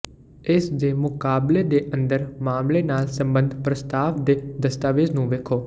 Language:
Punjabi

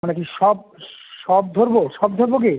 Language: Bangla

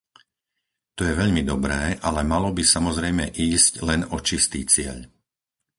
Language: Slovak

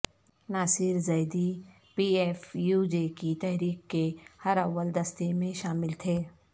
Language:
Urdu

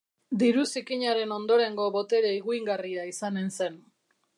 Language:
Basque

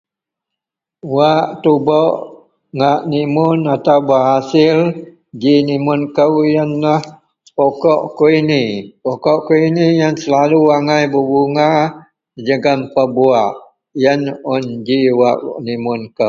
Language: Central Melanau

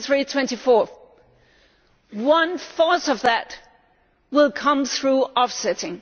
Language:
English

